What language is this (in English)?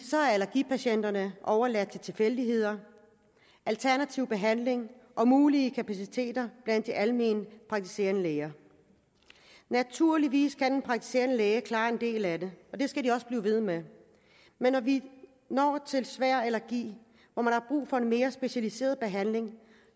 Danish